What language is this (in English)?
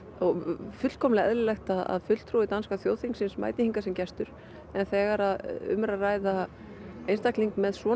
Icelandic